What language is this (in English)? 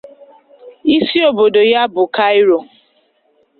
Igbo